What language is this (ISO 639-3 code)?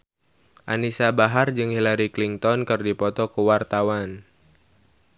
sun